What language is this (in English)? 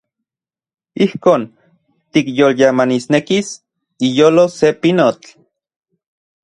Central Puebla Nahuatl